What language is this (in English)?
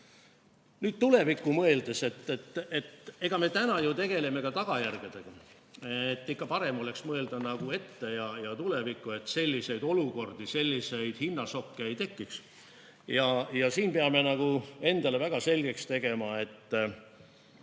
Estonian